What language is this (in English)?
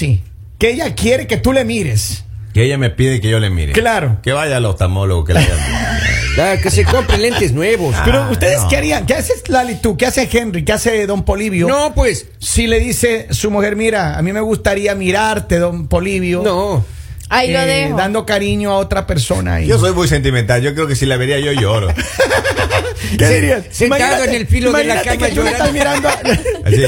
Spanish